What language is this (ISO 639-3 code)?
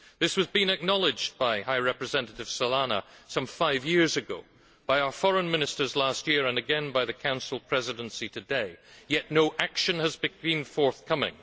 eng